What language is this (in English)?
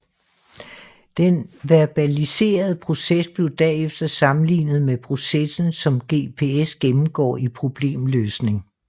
Danish